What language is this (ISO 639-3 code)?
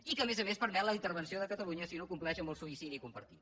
cat